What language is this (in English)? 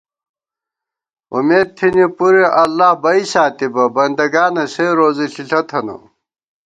Gawar-Bati